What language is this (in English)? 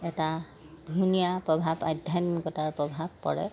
Assamese